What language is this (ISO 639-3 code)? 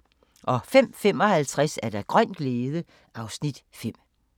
dan